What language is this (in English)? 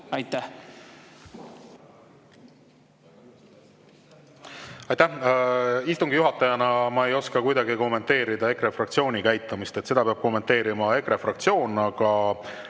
Estonian